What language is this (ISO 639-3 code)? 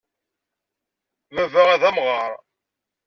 kab